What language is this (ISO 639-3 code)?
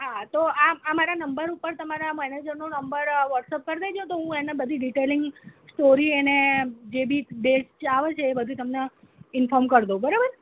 guj